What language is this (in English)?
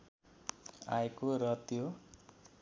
Nepali